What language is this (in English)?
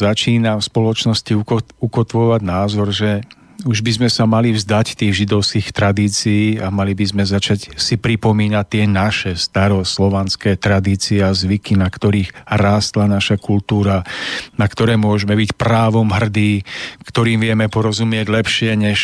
Slovak